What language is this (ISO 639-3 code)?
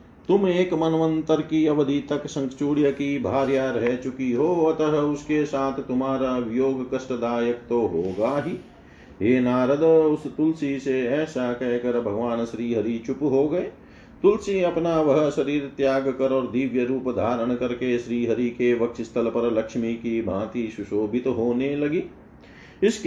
hin